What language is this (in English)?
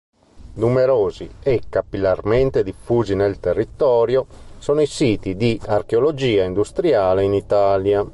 Italian